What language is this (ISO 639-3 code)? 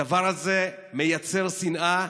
heb